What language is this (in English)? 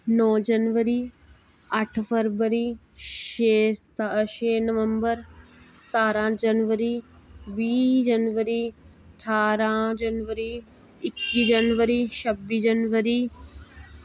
Dogri